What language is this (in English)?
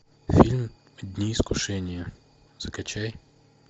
Russian